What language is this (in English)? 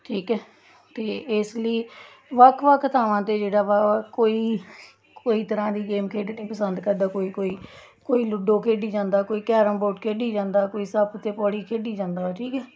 Punjabi